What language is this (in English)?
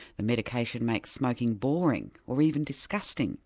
English